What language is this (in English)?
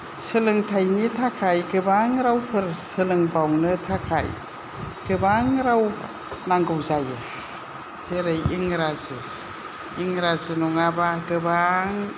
Bodo